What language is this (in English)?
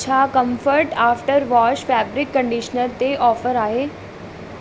Sindhi